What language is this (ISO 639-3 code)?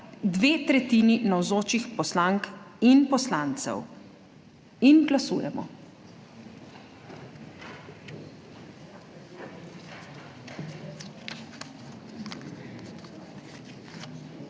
slv